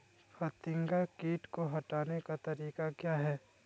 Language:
Magahi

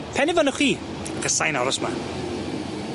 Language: Welsh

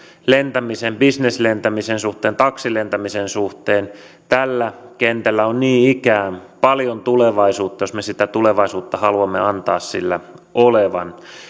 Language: Finnish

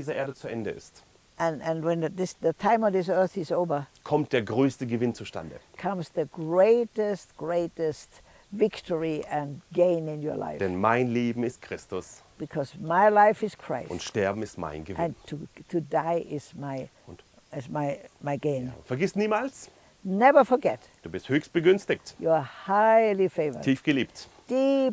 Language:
German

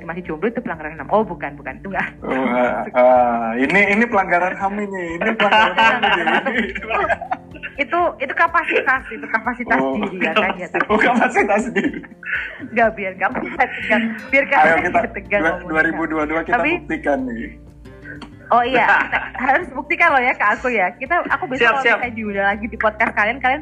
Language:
Indonesian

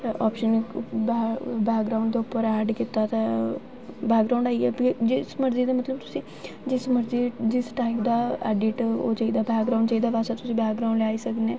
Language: Dogri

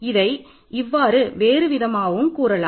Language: Tamil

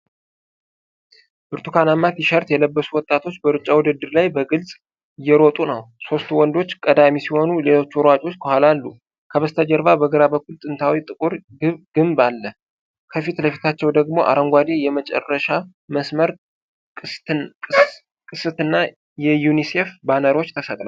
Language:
Amharic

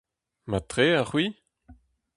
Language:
Breton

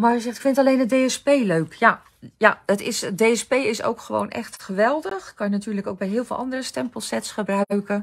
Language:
Dutch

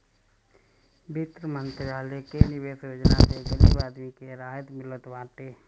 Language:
Bhojpuri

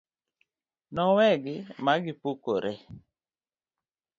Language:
Luo (Kenya and Tanzania)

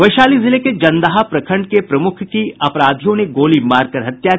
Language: Hindi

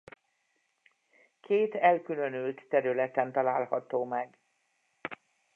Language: Hungarian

